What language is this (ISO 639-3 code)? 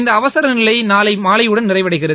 tam